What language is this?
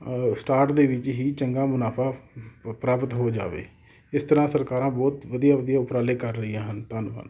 Punjabi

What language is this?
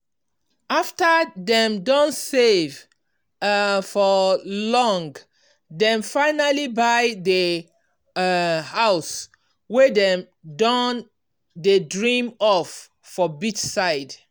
Nigerian Pidgin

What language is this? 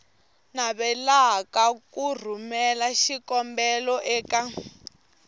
Tsonga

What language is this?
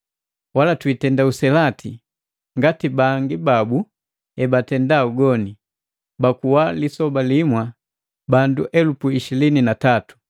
Matengo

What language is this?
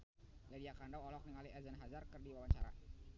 Sundanese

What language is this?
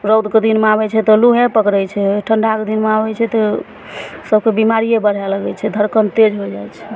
Maithili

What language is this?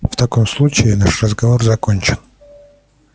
Russian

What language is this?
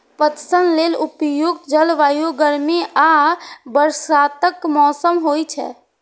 Maithili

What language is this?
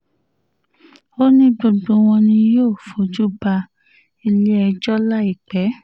Yoruba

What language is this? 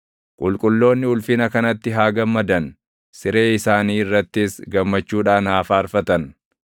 Oromo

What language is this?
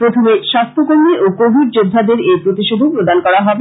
Bangla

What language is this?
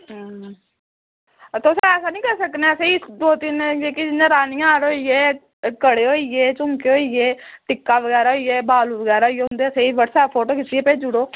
Dogri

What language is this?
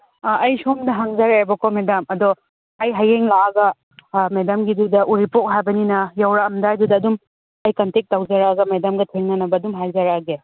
Manipuri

